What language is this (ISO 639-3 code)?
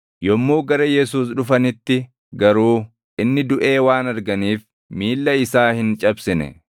orm